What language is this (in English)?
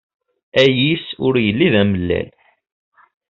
Kabyle